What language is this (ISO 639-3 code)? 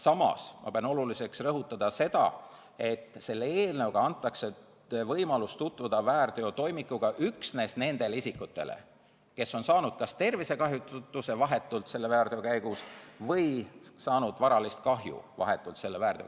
est